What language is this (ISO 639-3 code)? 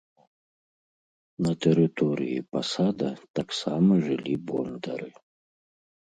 bel